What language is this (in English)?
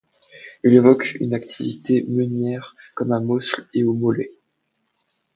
French